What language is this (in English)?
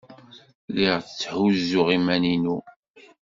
Kabyle